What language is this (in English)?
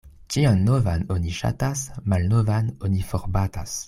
Esperanto